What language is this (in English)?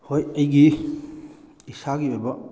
Manipuri